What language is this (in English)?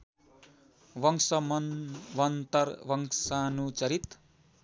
Nepali